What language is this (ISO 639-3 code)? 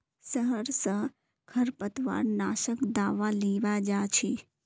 mag